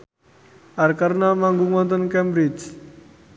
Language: Javanese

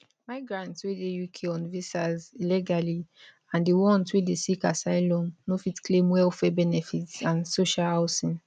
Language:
Nigerian Pidgin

